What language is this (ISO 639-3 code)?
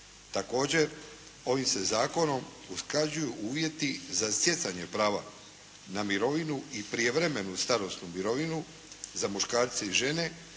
hrv